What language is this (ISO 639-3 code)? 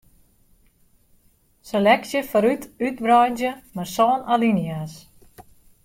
fry